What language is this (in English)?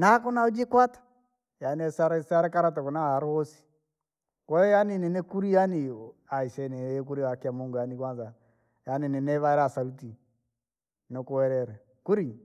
Langi